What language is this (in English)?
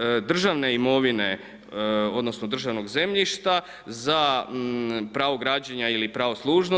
Croatian